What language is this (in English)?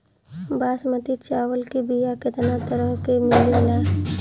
Bhojpuri